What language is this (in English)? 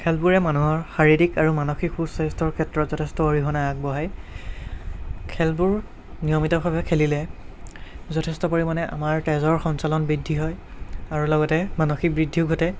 Assamese